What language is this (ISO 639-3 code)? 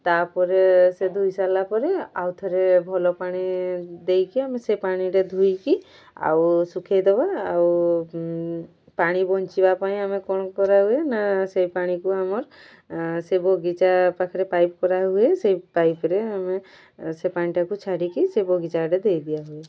ori